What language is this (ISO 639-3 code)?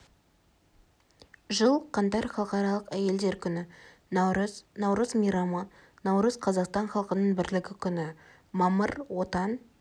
kaz